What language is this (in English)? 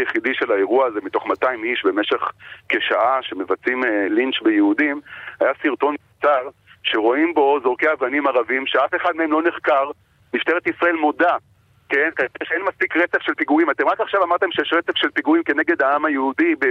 Hebrew